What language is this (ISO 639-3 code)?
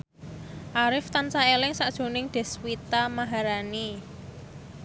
jav